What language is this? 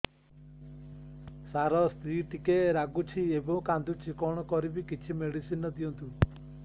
Odia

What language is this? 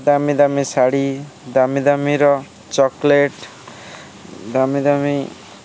Odia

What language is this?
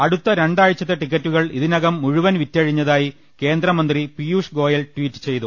Malayalam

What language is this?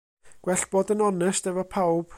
Welsh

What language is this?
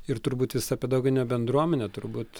Lithuanian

